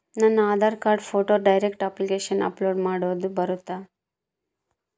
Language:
Kannada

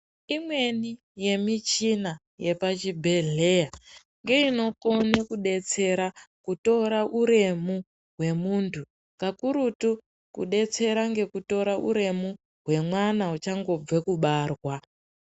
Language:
Ndau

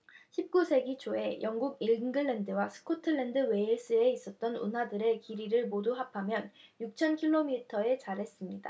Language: Korean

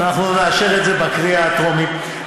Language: Hebrew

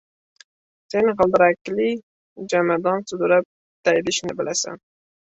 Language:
Uzbek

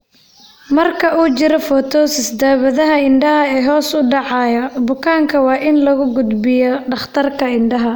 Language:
Somali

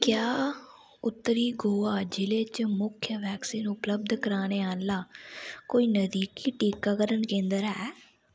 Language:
Dogri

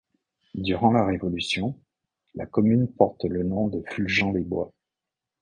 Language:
French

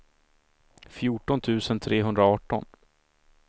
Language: Swedish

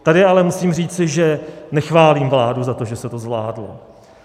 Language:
Czech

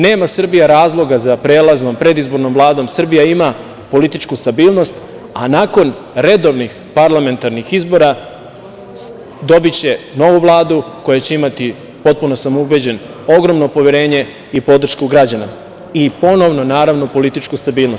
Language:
Serbian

